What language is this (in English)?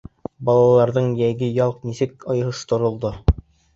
Bashkir